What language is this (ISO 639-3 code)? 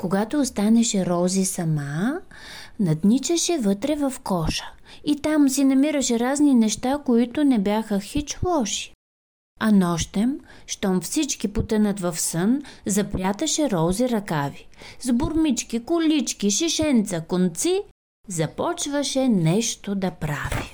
bul